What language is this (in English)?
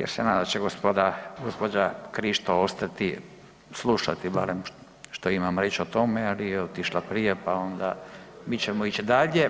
Croatian